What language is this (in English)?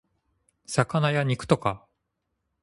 Japanese